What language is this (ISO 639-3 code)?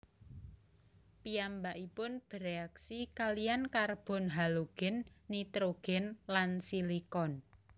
jav